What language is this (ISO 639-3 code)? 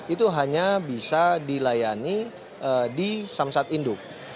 ind